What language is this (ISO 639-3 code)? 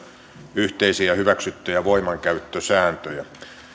fin